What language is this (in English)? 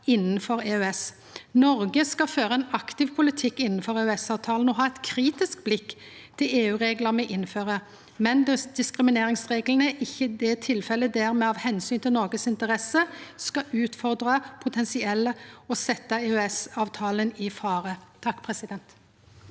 Norwegian